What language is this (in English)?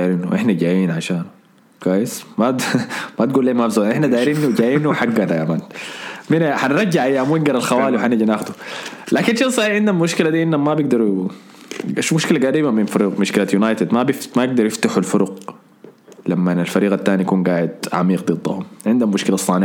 Arabic